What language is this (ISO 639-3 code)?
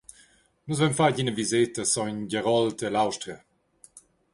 roh